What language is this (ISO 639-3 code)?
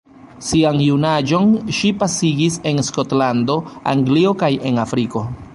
epo